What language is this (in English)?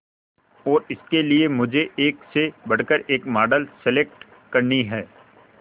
Hindi